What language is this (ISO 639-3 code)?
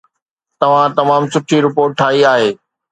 snd